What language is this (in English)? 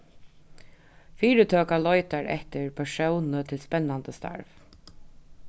Faroese